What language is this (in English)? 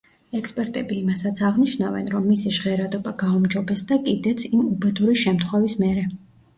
Georgian